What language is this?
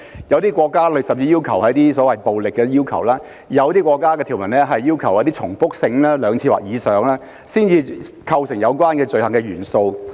Cantonese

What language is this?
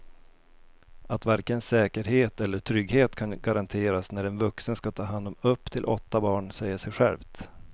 Swedish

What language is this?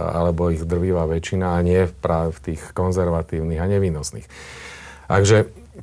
Slovak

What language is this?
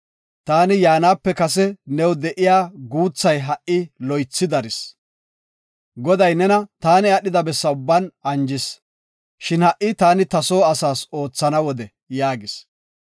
Gofa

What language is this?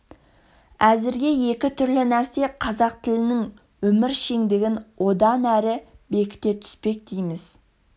Kazakh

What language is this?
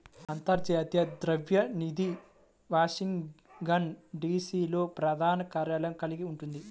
Telugu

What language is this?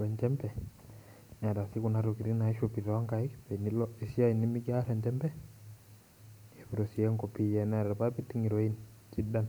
Masai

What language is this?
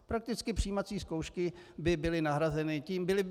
Czech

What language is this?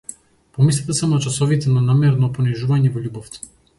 Macedonian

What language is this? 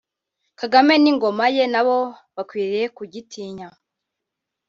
Kinyarwanda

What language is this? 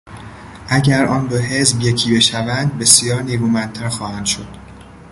Persian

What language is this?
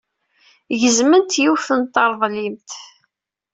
Kabyle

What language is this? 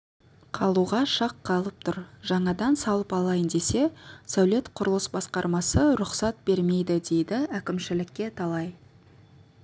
Kazakh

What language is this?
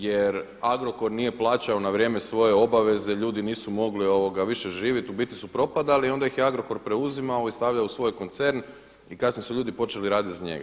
Croatian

